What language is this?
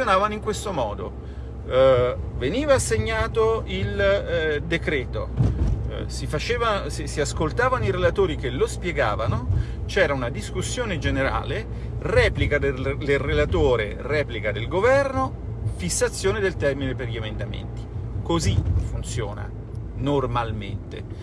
Italian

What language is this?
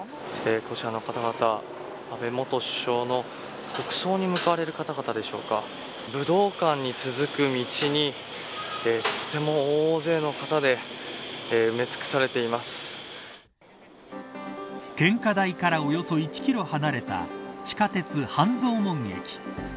Japanese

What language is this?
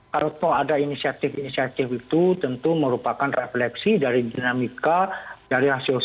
Indonesian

